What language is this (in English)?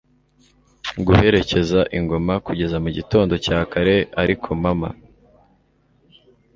Kinyarwanda